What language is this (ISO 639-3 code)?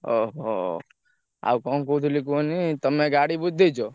ori